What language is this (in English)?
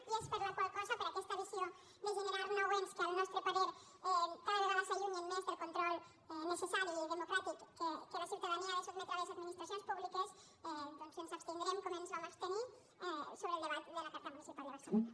Catalan